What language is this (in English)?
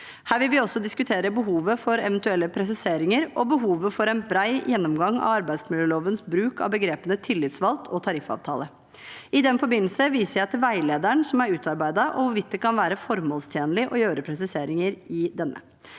Norwegian